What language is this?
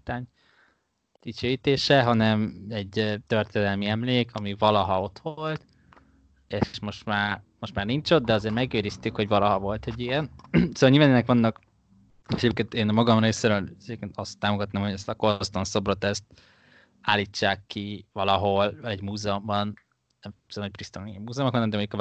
Hungarian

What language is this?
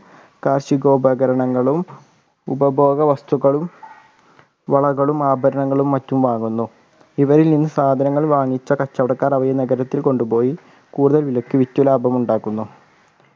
Malayalam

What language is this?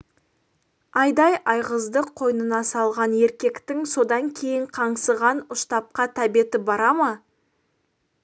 Kazakh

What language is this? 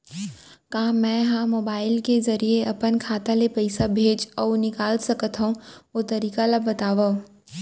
Chhattisgarhi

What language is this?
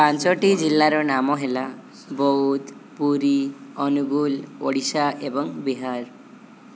Odia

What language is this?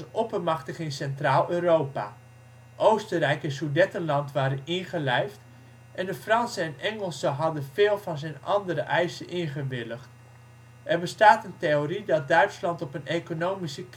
Dutch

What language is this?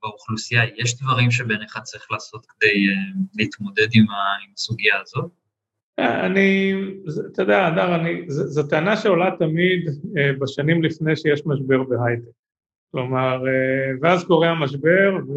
Hebrew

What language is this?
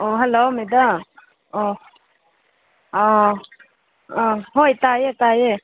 Manipuri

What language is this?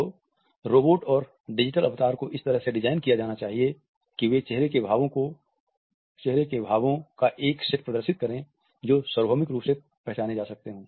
Hindi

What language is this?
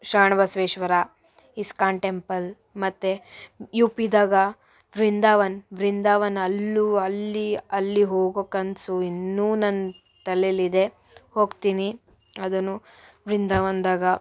Kannada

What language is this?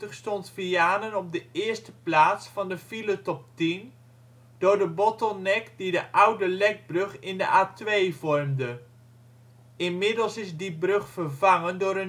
Dutch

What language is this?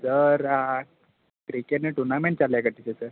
Gujarati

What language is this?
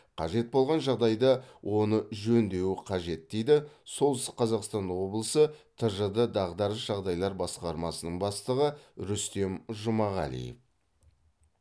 Kazakh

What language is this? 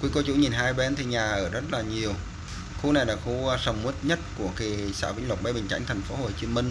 Vietnamese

